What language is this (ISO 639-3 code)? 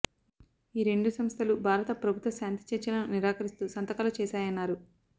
tel